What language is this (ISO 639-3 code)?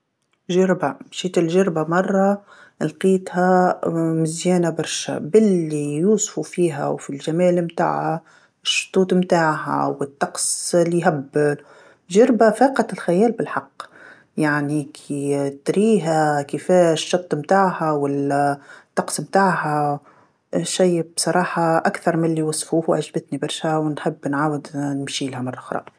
aeb